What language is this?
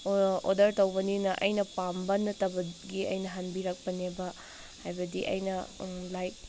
Manipuri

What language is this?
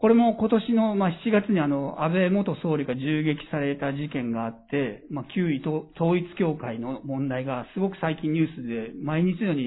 Japanese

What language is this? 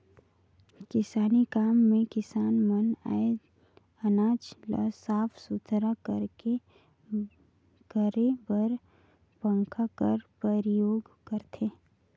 Chhattisgarhi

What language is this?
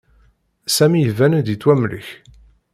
Kabyle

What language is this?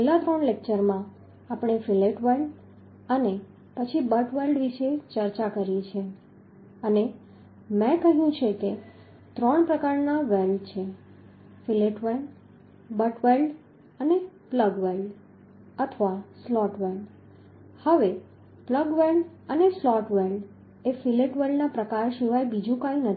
Gujarati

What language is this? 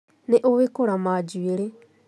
Kikuyu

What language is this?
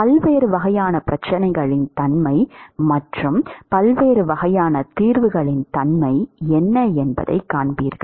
Tamil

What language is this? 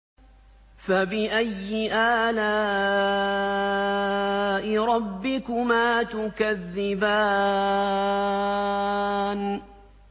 Arabic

